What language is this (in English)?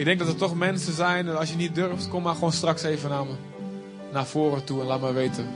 Dutch